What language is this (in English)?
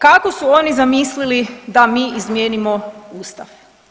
Croatian